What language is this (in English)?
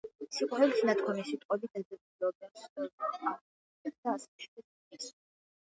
Georgian